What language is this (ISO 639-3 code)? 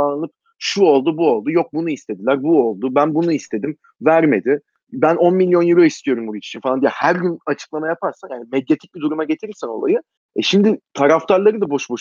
tur